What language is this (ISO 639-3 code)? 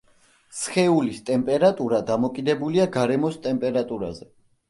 kat